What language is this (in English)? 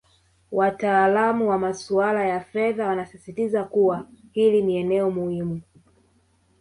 Swahili